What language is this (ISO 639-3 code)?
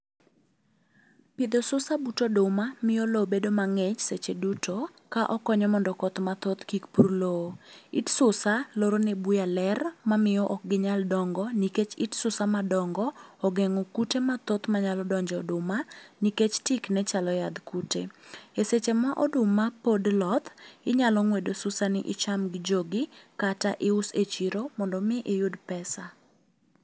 luo